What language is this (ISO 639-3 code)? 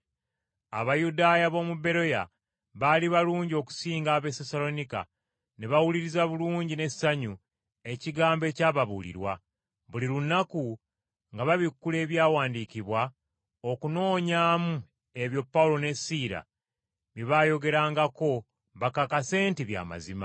lug